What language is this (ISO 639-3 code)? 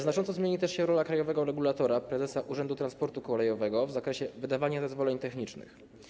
pol